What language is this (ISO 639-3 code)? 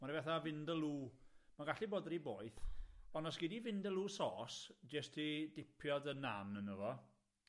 cym